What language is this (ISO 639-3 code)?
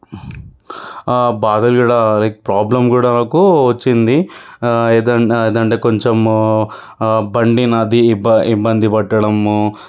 tel